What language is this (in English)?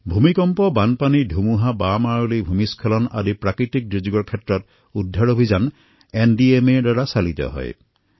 Assamese